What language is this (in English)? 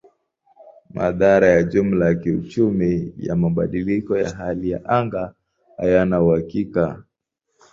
Swahili